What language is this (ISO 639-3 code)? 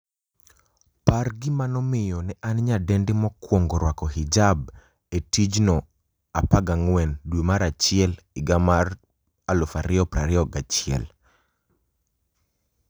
luo